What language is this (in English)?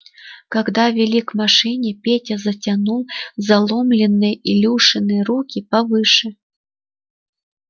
Russian